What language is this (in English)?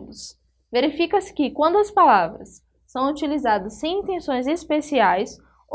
Portuguese